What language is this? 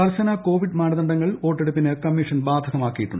Malayalam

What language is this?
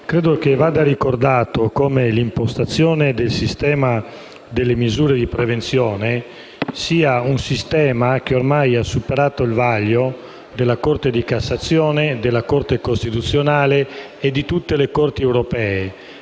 Italian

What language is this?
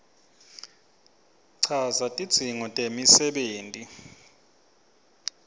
Swati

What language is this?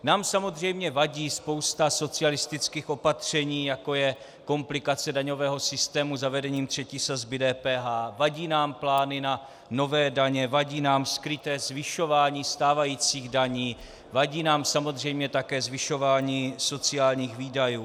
Czech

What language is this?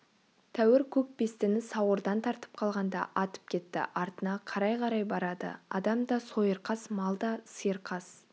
Kazakh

